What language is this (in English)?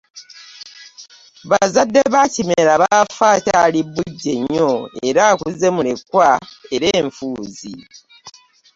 Ganda